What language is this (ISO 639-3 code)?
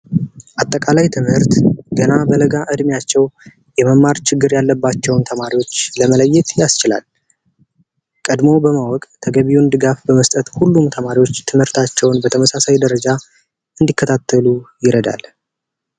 amh